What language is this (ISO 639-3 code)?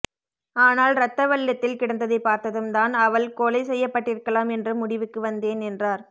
tam